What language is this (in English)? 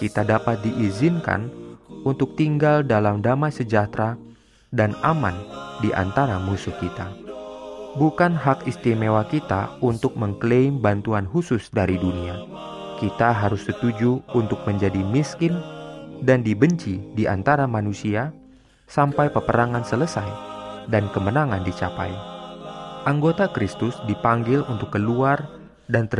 Indonesian